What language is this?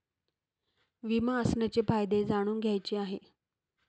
Marathi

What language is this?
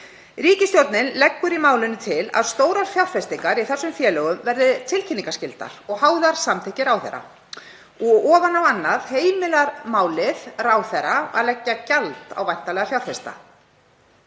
Icelandic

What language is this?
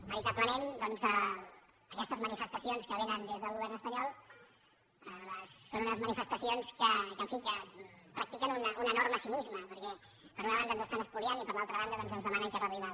Catalan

